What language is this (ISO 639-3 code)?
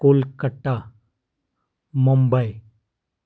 kas